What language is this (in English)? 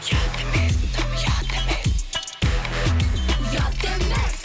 Kazakh